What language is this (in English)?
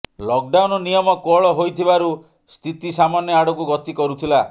Odia